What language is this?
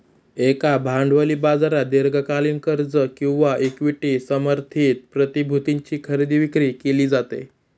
Marathi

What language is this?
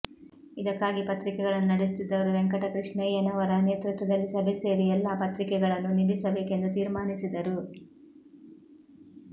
Kannada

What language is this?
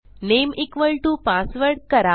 Marathi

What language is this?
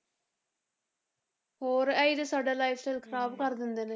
Punjabi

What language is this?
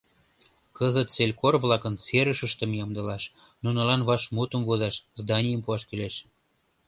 Mari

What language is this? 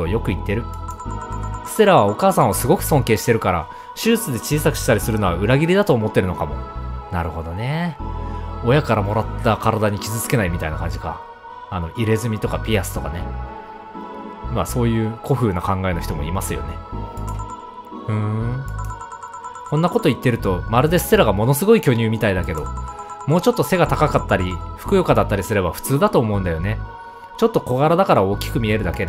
Japanese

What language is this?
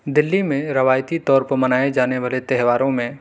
Urdu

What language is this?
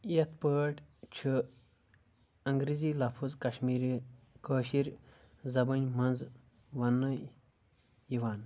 Kashmiri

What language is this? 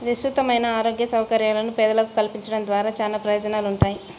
Telugu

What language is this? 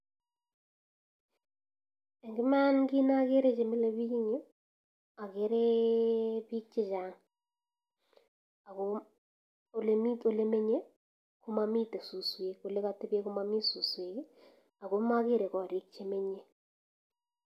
Kalenjin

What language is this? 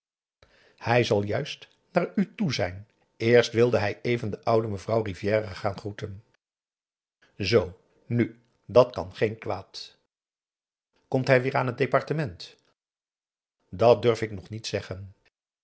Dutch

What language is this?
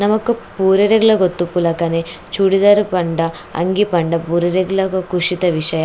Tulu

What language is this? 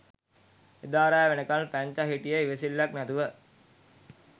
Sinhala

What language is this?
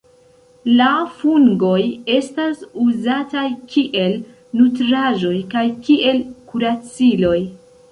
Esperanto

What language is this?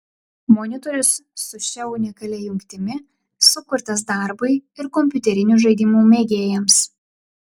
Lithuanian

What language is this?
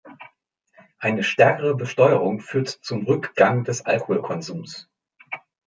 German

